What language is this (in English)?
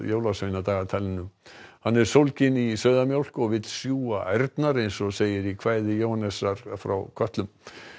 Icelandic